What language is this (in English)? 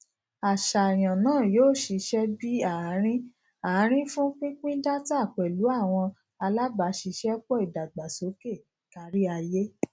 Yoruba